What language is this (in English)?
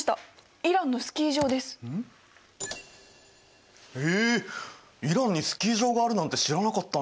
Japanese